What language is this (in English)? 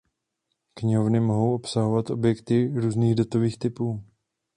Czech